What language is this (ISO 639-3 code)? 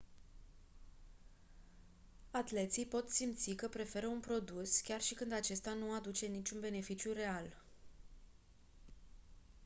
ron